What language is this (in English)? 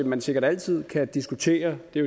Danish